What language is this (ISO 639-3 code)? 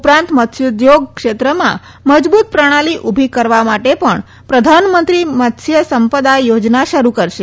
guj